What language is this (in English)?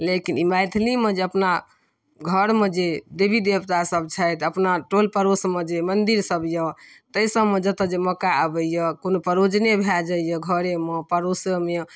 Maithili